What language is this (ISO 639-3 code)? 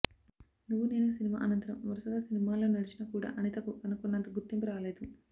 tel